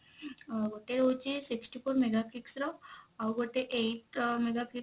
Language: Odia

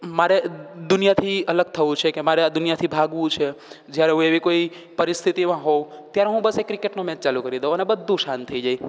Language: Gujarati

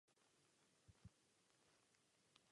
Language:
Czech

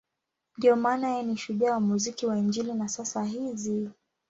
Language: Swahili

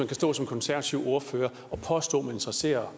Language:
Danish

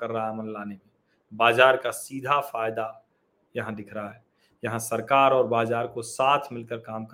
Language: Hindi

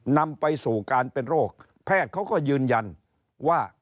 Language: Thai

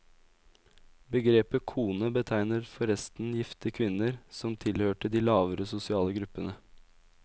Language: Norwegian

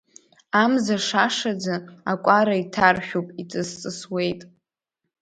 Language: Abkhazian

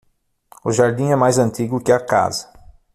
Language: Portuguese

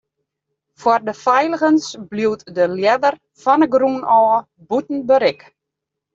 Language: Western Frisian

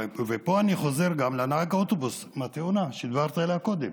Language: Hebrew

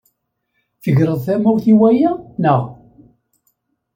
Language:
Kabyle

